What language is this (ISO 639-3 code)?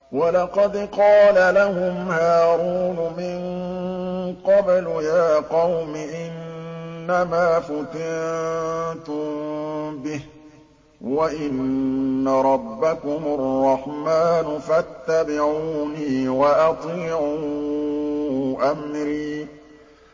ara